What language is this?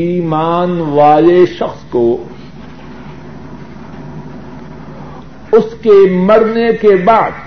Urdu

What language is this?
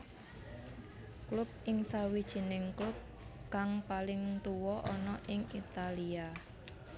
Javanese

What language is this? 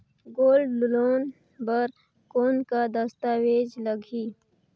Chhattisgarhi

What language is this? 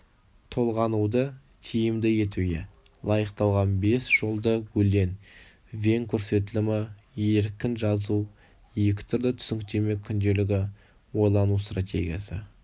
Kazakh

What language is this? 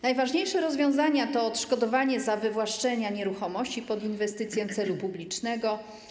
Polish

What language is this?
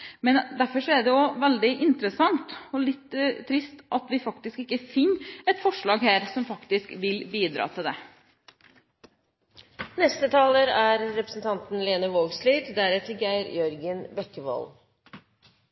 Norwegian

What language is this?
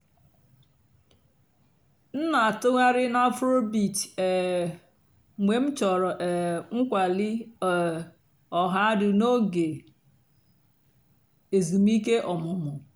Igbo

